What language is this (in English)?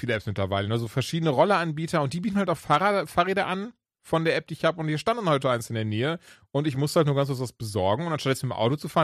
German